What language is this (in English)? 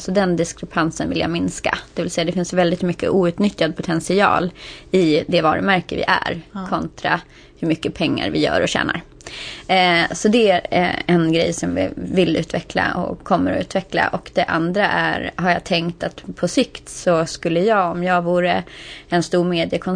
Swedish